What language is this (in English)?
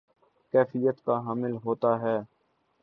Urdu